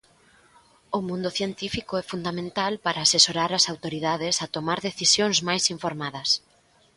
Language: Galician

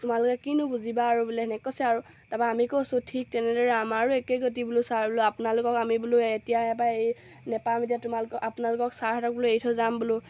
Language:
Assamese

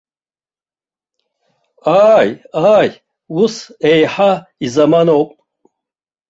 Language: Abkhazian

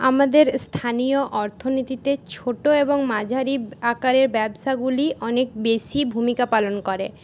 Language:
Bangla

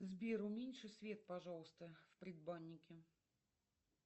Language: Russian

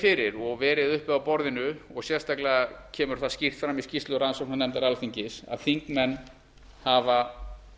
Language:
Icelandic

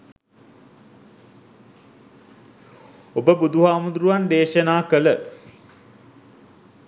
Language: Sinhala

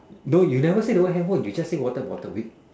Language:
English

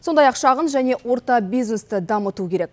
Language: Kazakh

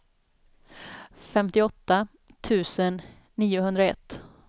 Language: Swedish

